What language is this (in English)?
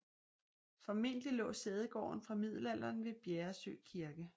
Danish